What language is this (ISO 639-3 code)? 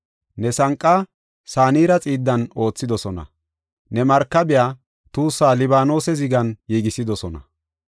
gof